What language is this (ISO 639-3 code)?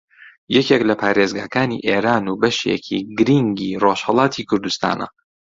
ckb